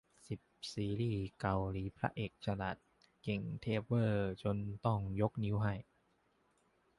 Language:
Thai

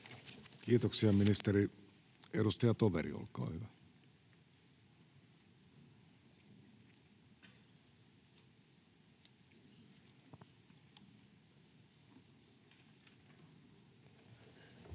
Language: Finnish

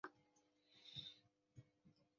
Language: Chinese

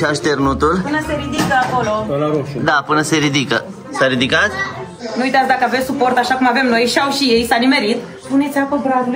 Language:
Romanian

